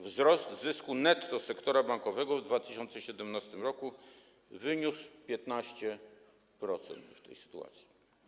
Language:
Polish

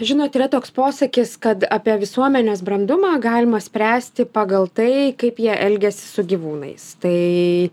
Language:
Lithuanian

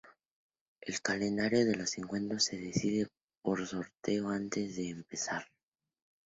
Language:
Spanish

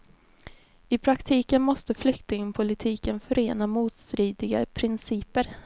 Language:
Swedish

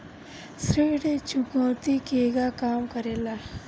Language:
Bhojpuri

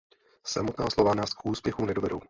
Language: Czech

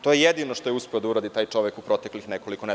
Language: Serbian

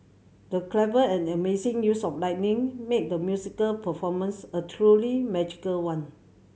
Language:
English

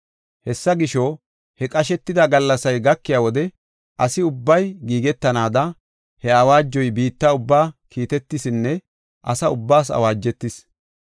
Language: Gofa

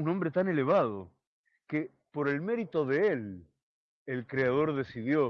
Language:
Spanish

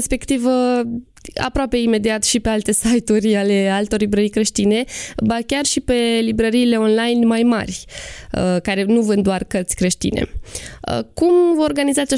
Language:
Romanian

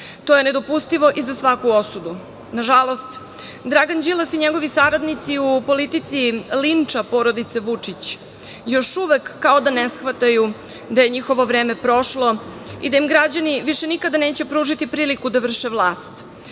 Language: Serbian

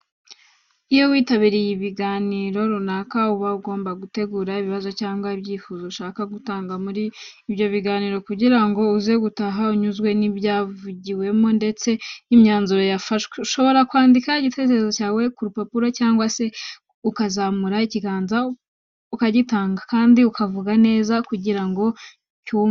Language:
Kinyarwanda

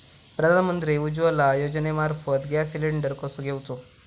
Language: Marathi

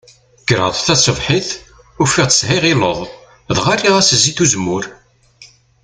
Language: Kabyle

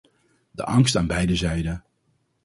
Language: Dutch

